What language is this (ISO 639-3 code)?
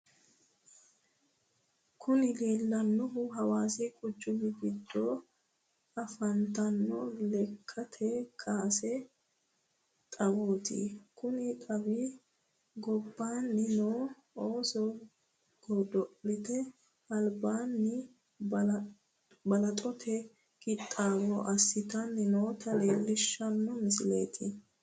sid